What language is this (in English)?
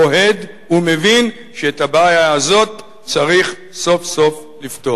Hebrew